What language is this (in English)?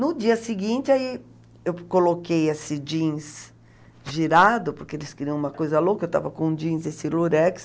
Portuguese